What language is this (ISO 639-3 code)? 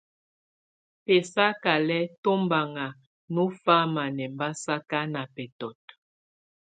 tvu